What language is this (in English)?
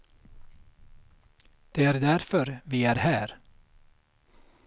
Swedish